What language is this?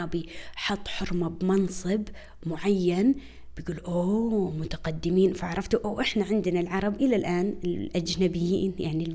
Arabic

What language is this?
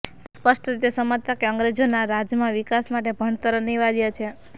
Gujarati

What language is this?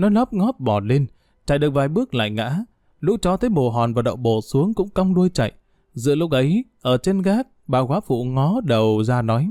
Vietnamese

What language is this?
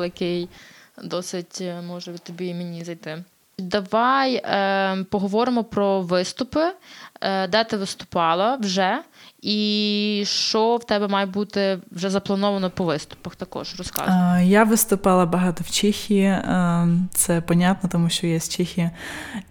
Ukrainian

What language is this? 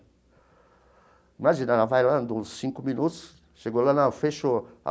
Portuguese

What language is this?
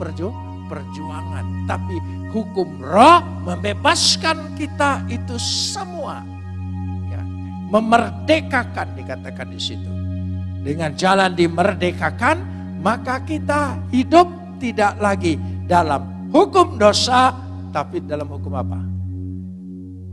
Indonesian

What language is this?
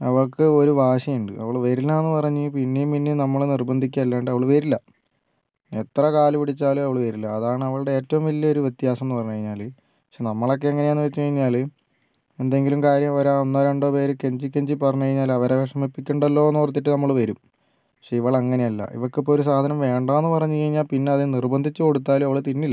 Malayalam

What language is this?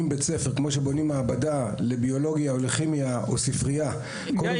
Hebrew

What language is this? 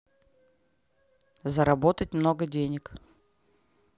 Russian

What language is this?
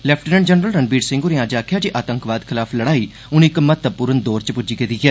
Dogri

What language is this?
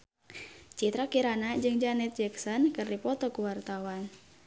Sundanese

